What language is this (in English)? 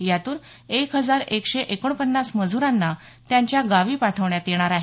Marathi